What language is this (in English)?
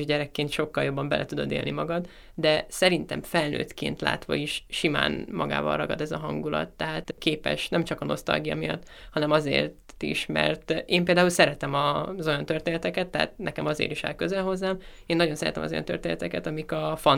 Hungarian